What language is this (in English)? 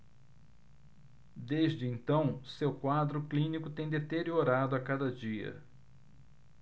Portuguese